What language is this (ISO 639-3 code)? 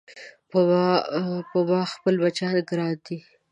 pus